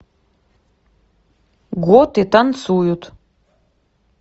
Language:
Russian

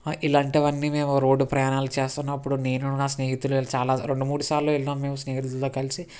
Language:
Telugu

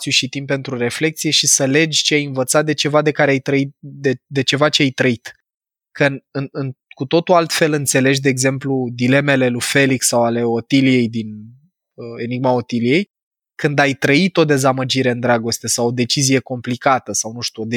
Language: Romanian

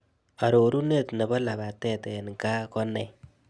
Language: Kalenjin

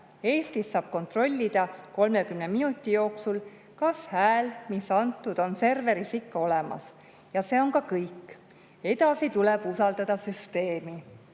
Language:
Estonian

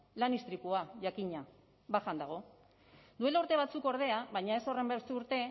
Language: Basque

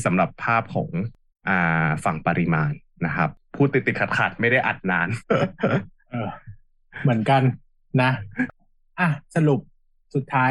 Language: Thai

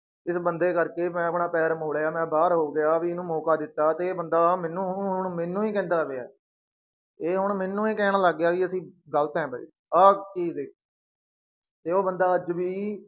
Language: Punjabi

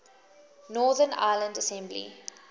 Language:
English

